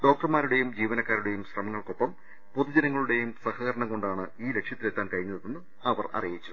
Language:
Malayalam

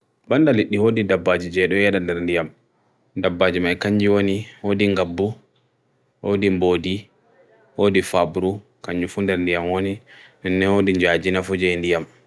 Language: Bagirmi Fulfulde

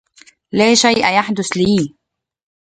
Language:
Arabic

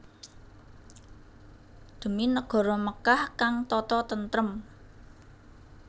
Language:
Javanese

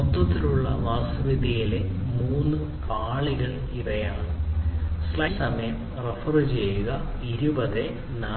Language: Malayalam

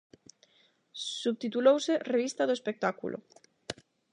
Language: Galician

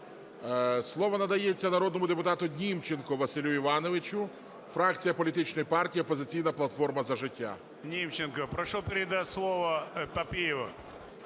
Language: Ukrainian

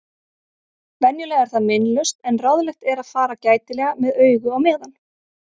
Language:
Icelandic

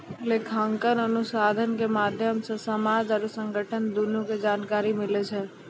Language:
Maithili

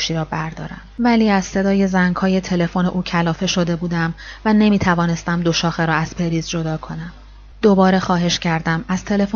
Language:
Persian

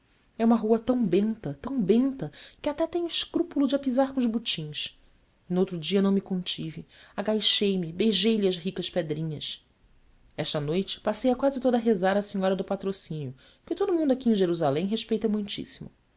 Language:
Portuguese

